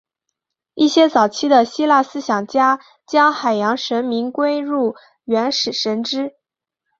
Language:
Chinese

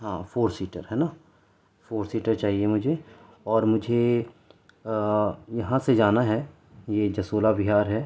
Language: Urdu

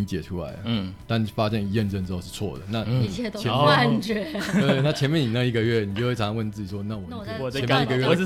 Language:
Chinese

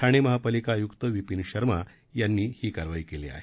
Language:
Marathi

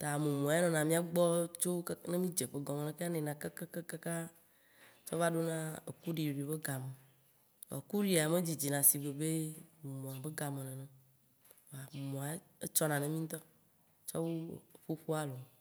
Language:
Waci Gbe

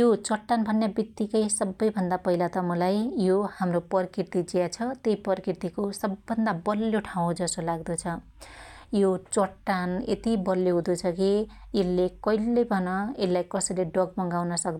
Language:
Dotyali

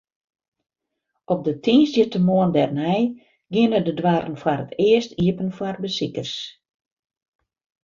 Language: Western Frisian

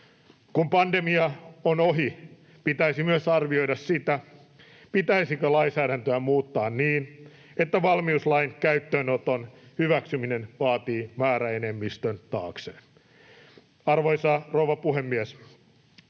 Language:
Finnish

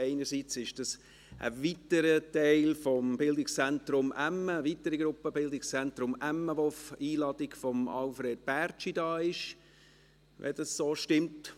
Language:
Swiss German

